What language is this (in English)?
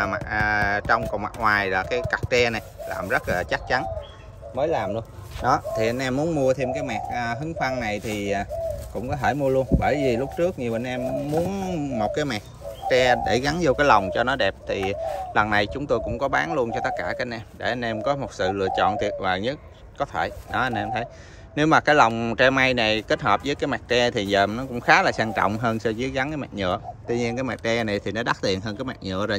Vietnamese